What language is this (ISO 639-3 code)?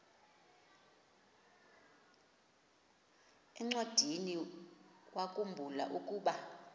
xho